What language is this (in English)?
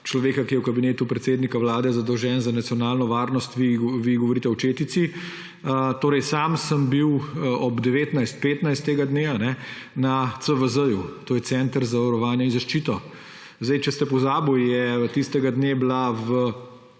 Slovenian